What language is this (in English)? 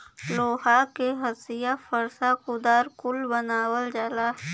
Bhojpuri